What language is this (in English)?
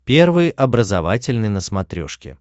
Russian